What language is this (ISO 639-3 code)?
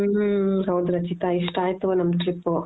kan